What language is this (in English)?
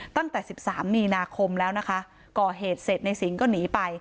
Thai